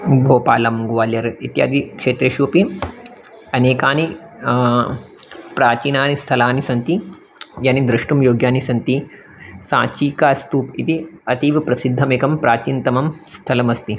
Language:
Sanskrit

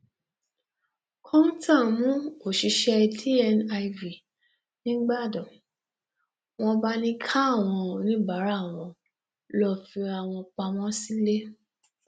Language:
Yoruba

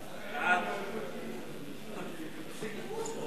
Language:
Hebrew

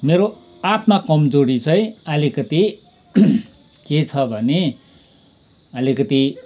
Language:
Nepali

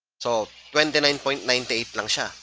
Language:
English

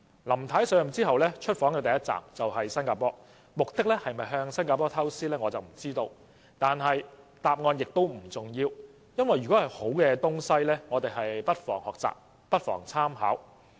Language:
Cantonese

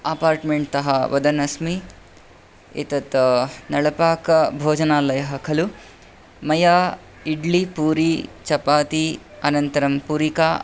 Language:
Sanskrit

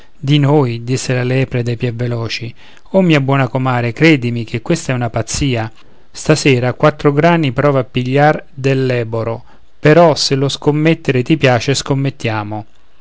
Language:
Italian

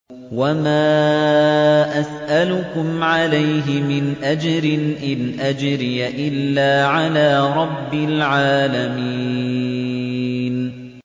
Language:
Arabic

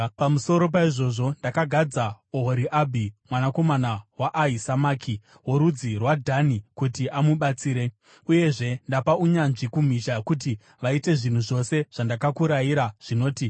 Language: Shona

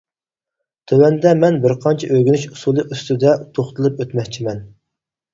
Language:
Uyghur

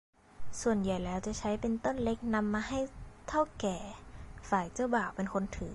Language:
Thai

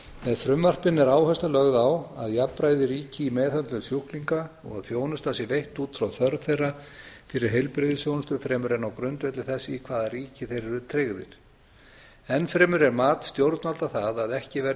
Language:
Icelandic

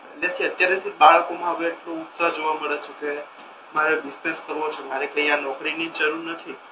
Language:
Gujarati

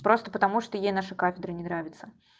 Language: Russian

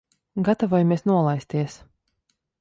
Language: Latvian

